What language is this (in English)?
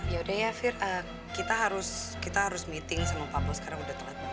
Indonesian